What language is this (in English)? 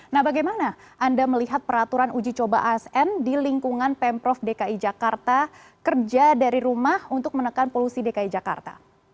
Indonesian